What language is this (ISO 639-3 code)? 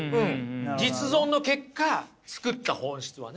jpn